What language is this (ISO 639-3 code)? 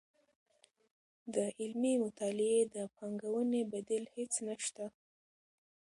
pus